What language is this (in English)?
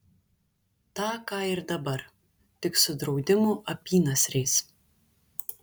Lithuanian